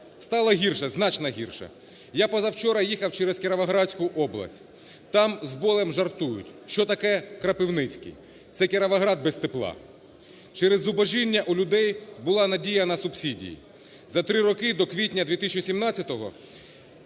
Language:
Ukrainian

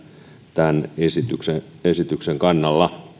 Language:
Finnish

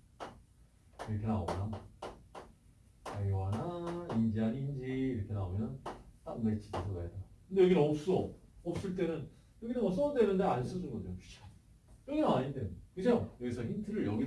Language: Korean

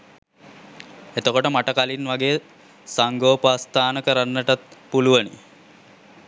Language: Sinhala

